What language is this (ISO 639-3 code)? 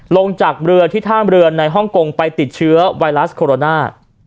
tha